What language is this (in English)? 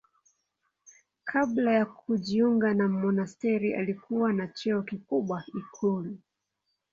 Swahili